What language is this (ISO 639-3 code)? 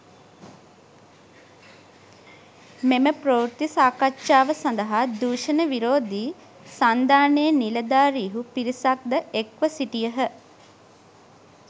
sin